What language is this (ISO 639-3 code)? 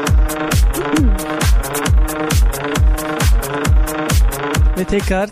tur